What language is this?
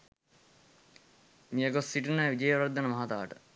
Sinhala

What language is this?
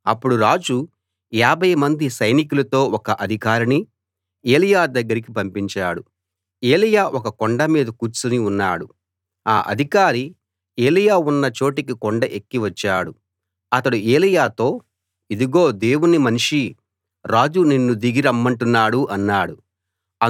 Telugu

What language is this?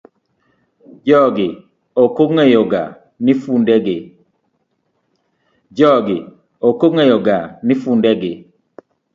Luo (Kenya and Tanzania)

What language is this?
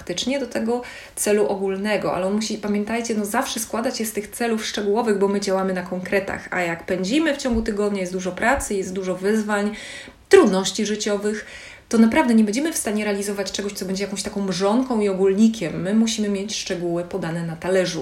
Polish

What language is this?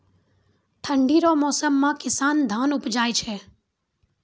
Maithili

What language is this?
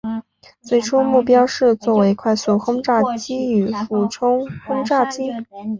Chinese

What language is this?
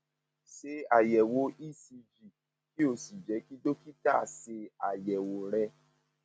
Yoruba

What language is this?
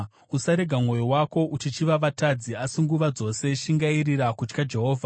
Shona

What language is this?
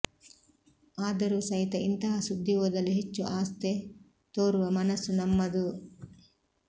Kannada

